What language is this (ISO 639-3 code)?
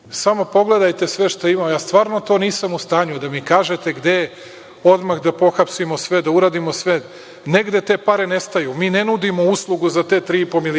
srp